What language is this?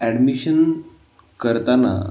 Marathi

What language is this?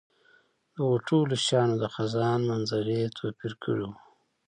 Pashto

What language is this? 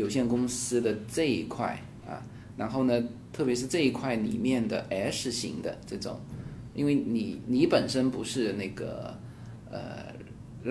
Chinese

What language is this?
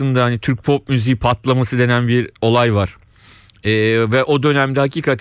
Turkish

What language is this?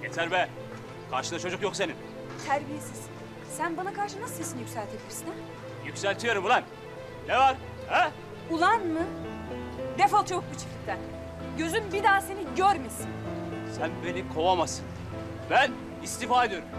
Turkish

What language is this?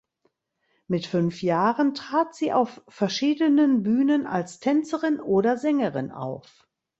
German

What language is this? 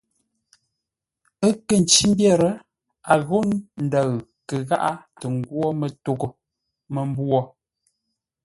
Ngombale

